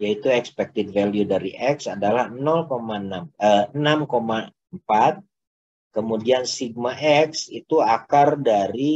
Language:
Indonesian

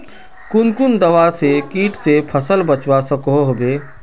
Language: Magahi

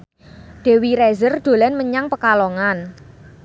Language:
Javanese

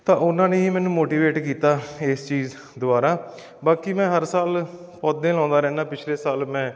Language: Punjabi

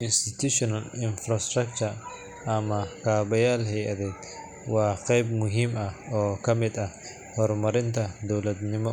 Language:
Somali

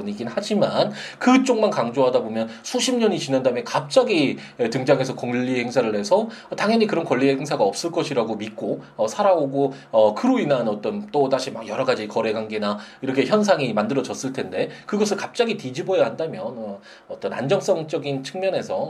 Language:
Korean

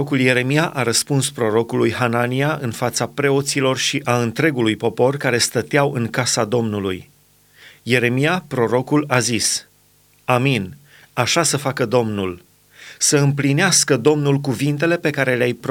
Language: Romanian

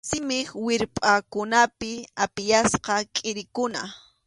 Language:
Arequipa-La Unión Quechua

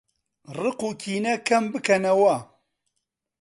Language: Central Kurdish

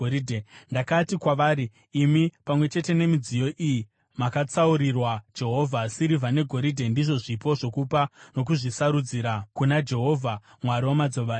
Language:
Shona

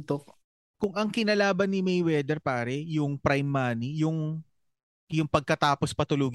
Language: Filipino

